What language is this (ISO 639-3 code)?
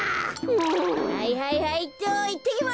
jpn